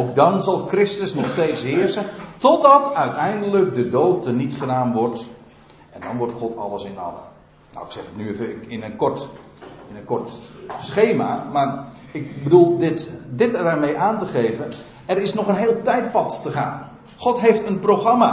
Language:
Dutch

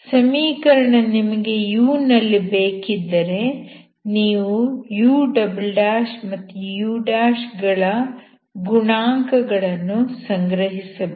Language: Kannada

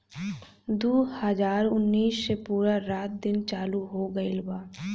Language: Bhojpuri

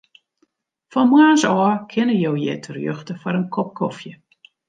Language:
Western Frisian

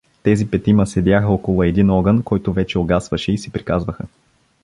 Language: Bulgarian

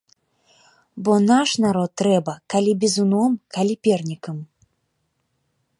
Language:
Belarusian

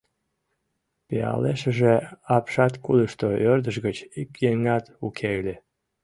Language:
Mari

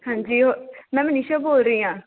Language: Punjabi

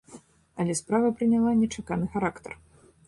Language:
Belarusian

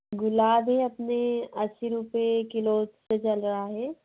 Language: Hindi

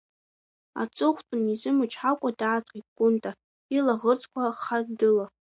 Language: Abkhazian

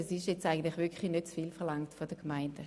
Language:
Swiss German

